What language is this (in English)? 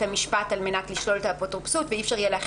Hebrew